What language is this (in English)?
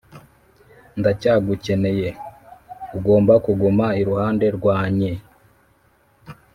Kinyarwanda